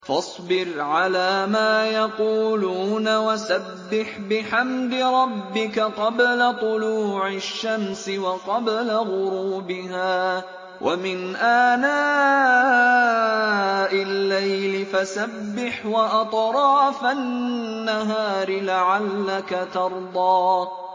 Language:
Arabic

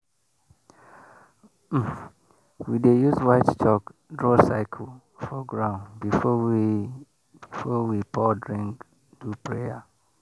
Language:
Nigerian Pidgin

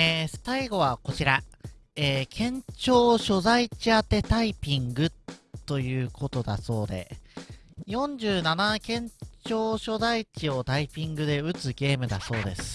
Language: Japanese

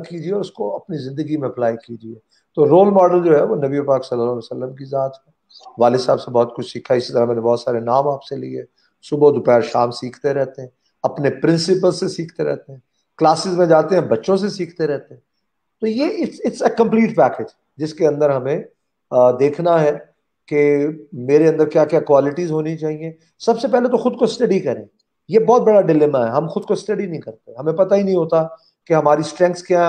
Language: Urdu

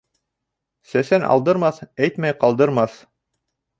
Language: Bashkir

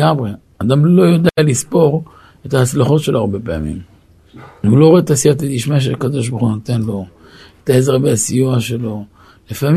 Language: Hebrew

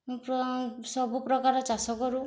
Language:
Odia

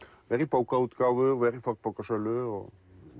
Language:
Icelandic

